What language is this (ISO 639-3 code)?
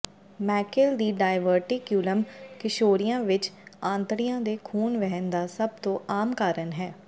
pan